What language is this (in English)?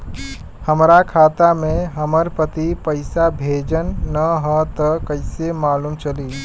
Bhojpuri